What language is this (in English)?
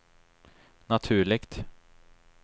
Swedish